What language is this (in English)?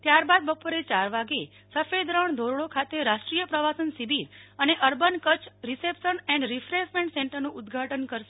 Gujarati